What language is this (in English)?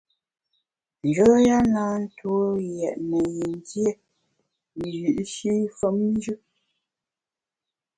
Bamun